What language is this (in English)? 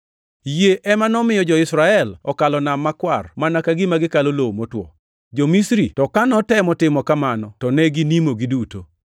Luo (Kenya and Tanzania)